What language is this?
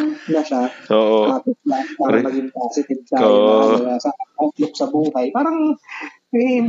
Filipino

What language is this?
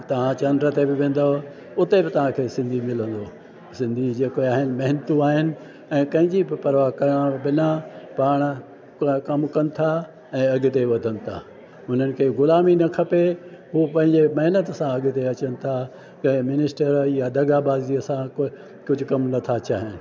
Sindhi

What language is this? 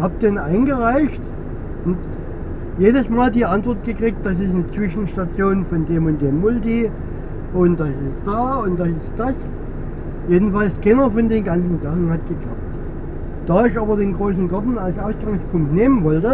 German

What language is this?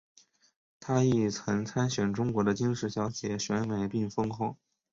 Chinese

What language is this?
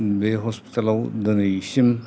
Bodo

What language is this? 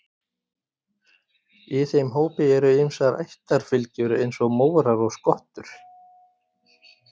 Icelandic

